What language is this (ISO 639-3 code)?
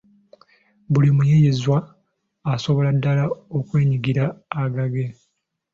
lug